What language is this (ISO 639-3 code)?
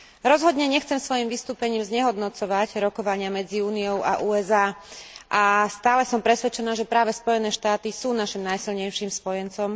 slk